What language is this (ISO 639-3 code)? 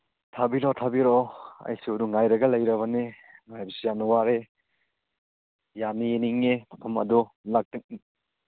mni